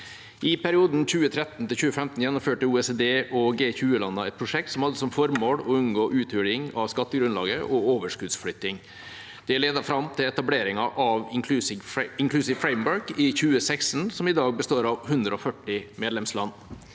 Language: Norwegian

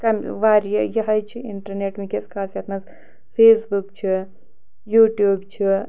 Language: Kashmiri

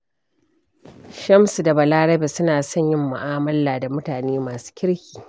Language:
Hausa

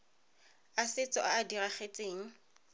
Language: Tswana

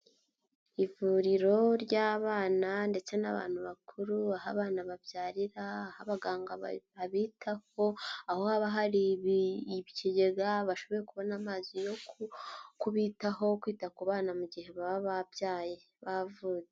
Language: Kinyarwanda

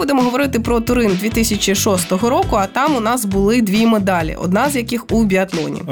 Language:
Ukrainian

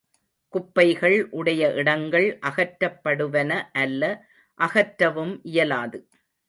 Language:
Tamil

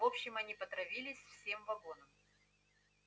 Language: Russian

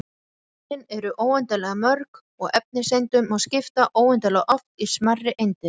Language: Icelandic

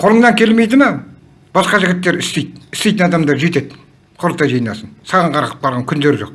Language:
Turkish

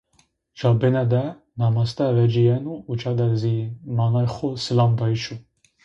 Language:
Zaza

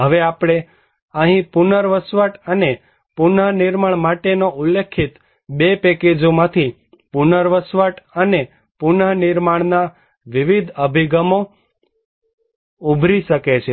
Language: Gujarati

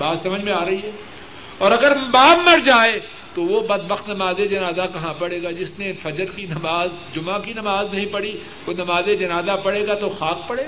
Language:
Urdu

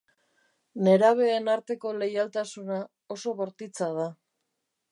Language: Basque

